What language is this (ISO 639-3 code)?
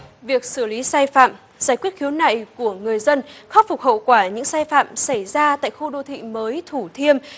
vie